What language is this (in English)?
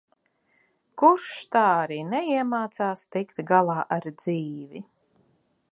Latvian